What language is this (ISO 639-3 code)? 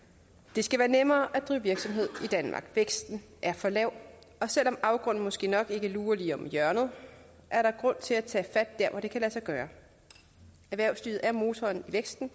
dan